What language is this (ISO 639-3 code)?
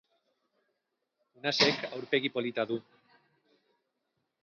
eus